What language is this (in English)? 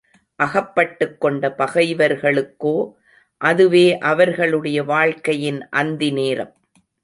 Tamil